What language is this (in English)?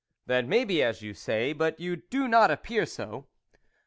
English